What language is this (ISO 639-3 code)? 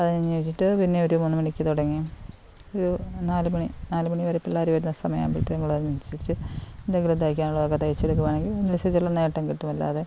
mal